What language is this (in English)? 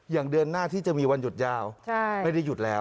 Thai